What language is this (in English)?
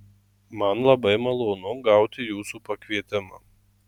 Lithuanian